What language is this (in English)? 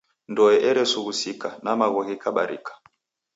Taita